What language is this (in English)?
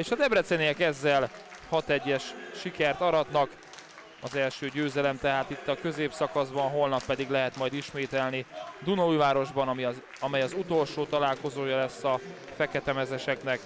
Hungarian